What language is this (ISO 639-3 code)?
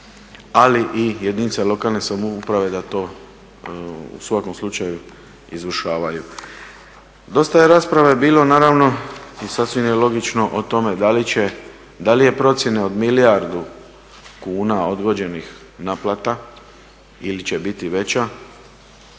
hrv